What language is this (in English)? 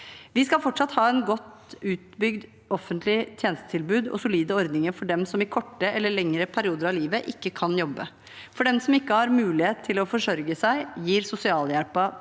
Norwegian